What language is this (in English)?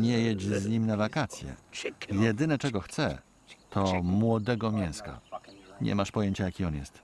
Polish